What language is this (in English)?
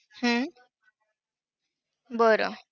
Marathi